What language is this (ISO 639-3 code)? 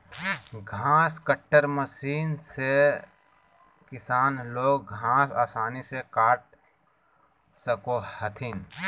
mag